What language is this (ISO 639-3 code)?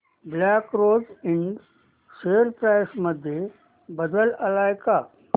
mar